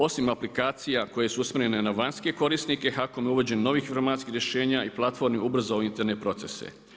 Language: Croatian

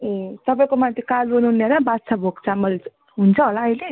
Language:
Nepali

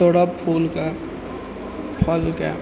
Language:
Maithili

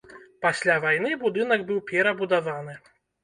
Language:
Belarusian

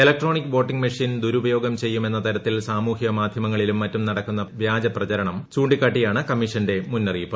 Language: Malayalam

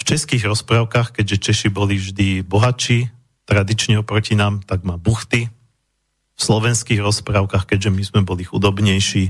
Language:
Slovak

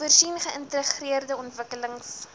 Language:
Afrikaans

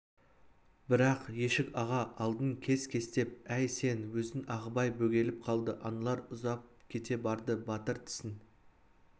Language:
Kazakh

